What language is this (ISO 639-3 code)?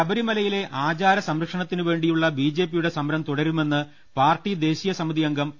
mal